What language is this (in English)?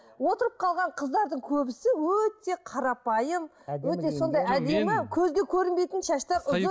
Kazakh